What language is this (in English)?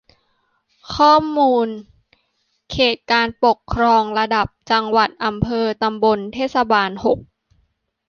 Thai